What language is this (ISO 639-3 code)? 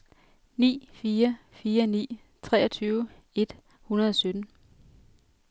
dan